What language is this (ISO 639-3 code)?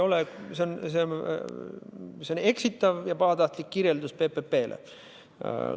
est